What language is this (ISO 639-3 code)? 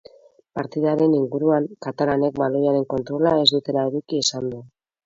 eus